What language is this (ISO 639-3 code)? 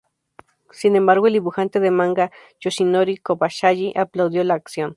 spa